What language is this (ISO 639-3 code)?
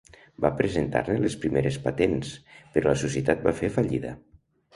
cat